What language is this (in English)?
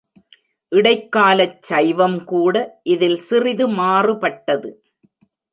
Tamil